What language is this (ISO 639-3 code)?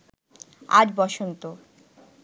ben